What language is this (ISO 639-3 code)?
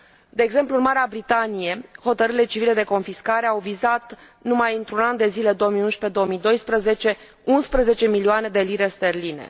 ron